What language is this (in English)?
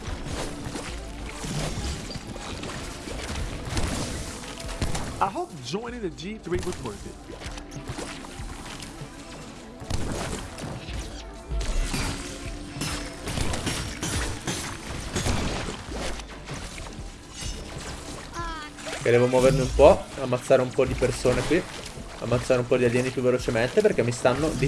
Italian